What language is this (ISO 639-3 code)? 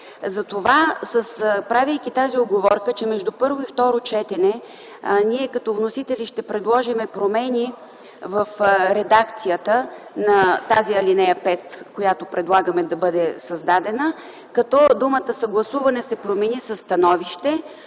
bul